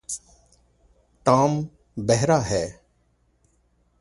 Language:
Urdu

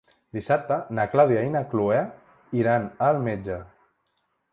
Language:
Catalan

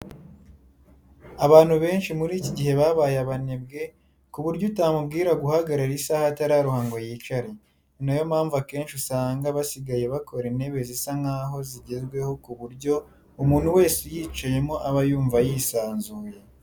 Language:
Kinyarwanda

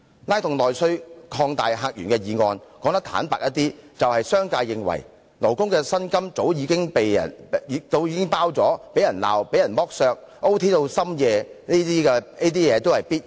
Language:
Cantonese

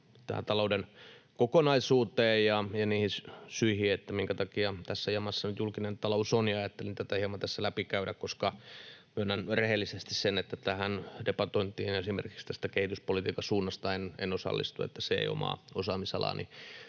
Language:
Finnish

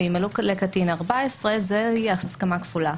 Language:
Hebrew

